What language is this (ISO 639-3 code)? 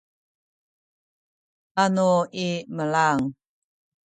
szy